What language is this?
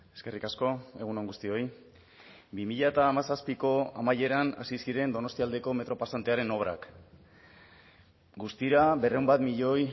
Basque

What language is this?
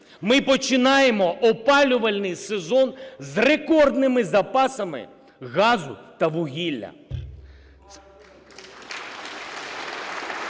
Ukrainian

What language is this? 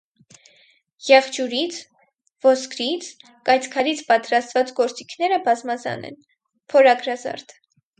Armenian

